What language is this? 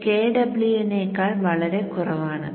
Malayalam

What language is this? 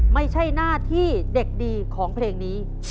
Thai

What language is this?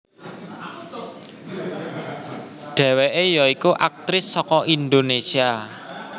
Javanese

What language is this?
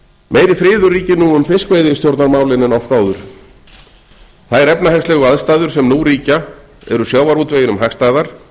Icelandic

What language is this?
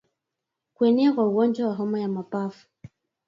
Swahili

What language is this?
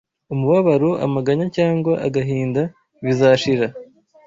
Kinyarwanda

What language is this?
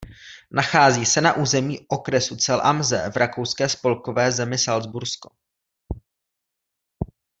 Czech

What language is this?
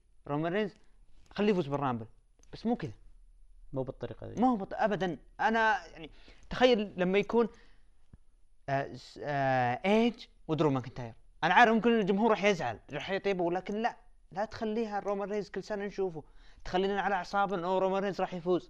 Arabic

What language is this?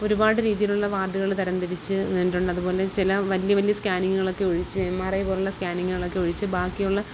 Malayalam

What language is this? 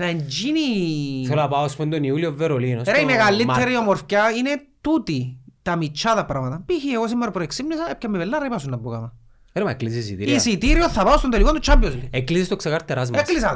Greek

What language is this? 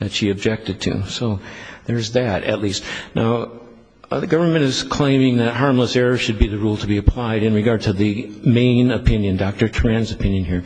English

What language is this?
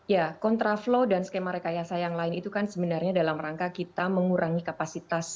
Indonesian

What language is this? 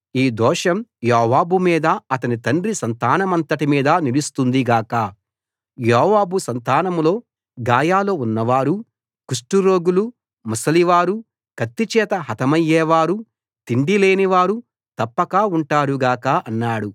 Telugu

